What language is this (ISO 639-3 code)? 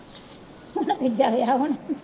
pan